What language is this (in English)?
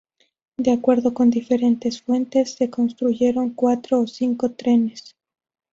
Spanish